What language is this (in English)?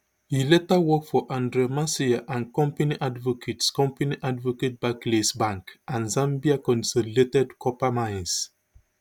Nigerian Pidgin